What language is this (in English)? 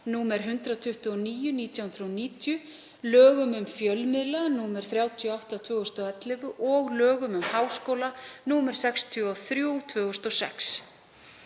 Icelandic